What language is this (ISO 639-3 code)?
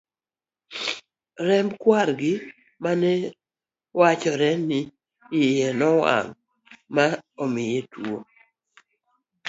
luo